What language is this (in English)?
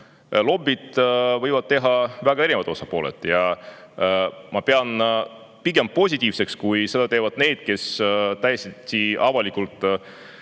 Estonian